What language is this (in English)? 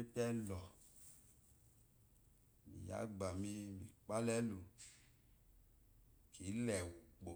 Eloyi